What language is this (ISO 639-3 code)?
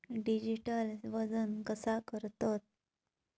mar